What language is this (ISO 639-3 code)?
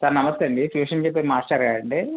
tel